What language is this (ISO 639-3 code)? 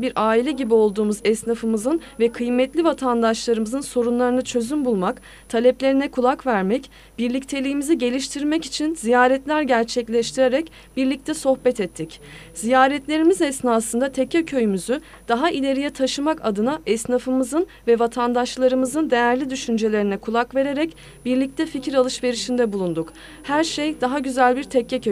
tur